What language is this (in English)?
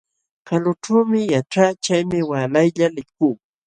Jauja Wanca Quechua